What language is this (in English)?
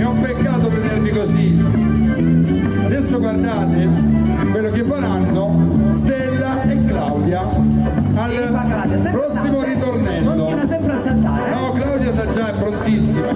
Italian